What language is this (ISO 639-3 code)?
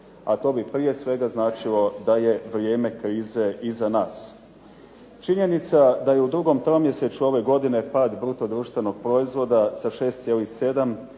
hrv